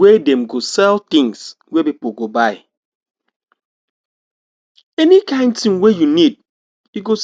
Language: Nigerian Pidgin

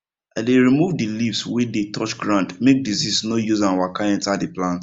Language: Nigerian Pidgin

